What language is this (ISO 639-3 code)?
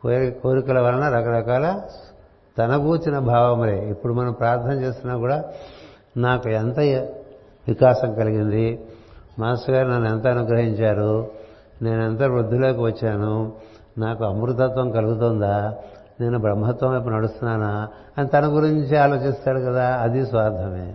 tel